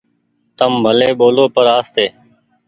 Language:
Goaria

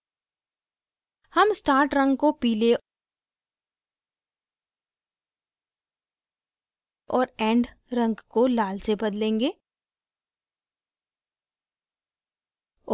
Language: Hindi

